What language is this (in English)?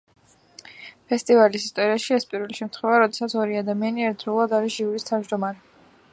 Georgian